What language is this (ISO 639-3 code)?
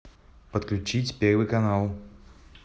rus